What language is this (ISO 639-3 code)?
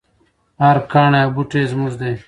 pus